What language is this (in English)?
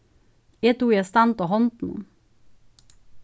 Faroese